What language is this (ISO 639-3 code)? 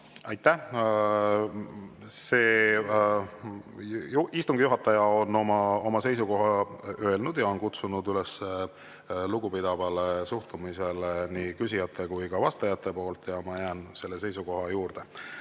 est